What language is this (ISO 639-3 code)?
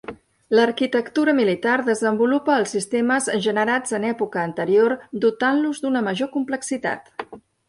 cat